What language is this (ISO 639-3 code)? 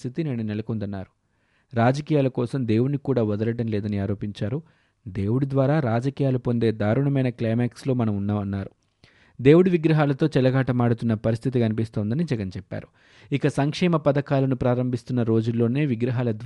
tel